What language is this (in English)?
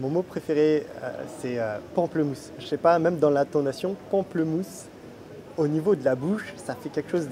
French